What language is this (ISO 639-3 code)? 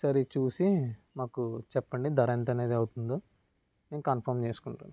tel